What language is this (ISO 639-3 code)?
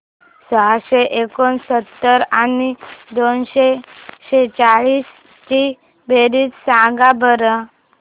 mar